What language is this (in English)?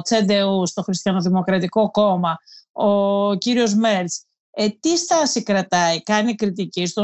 Greek